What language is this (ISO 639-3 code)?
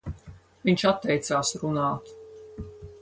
lav